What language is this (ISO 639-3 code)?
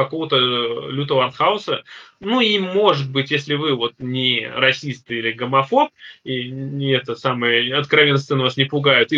rus